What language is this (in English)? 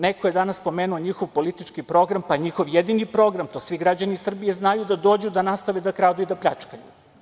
Serbian